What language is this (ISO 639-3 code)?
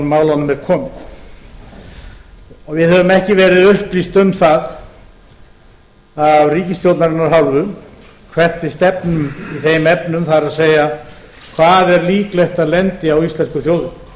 isl